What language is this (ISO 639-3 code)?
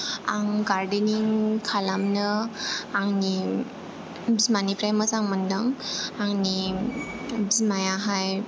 brx